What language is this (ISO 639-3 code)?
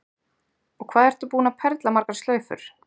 isl